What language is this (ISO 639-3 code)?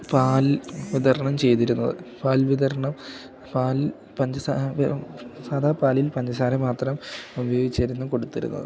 mal